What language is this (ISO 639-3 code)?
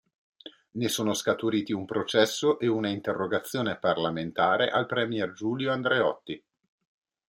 ita